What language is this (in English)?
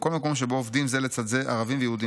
Hebrew